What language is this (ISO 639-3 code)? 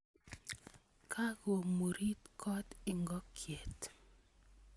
kln